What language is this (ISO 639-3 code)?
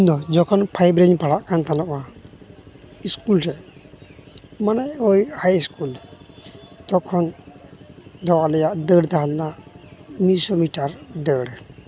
sat